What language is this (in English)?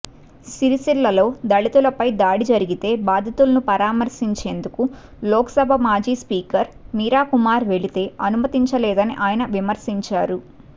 Telugu